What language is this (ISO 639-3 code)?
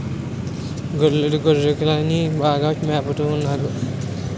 tel